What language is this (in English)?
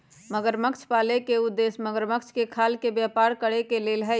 Magahi